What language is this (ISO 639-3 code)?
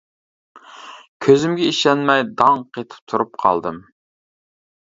uig